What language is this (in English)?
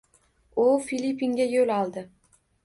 Uzbek